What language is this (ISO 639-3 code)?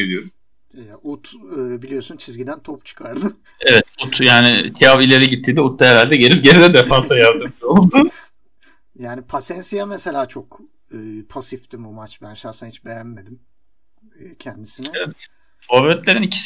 tur